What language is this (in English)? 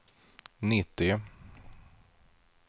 Swedish